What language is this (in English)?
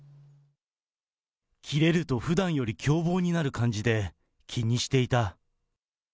Japanese